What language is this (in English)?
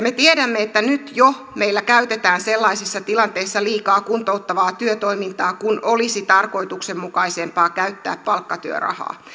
Finnish